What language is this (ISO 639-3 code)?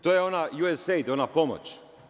srp